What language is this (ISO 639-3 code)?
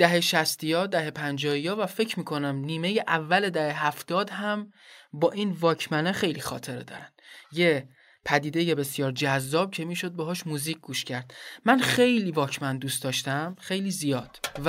fas